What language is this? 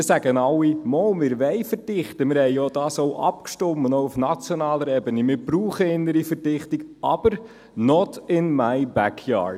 Swiss German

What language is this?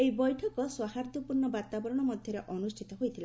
Odia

